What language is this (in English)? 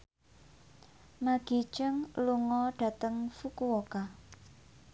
Javanese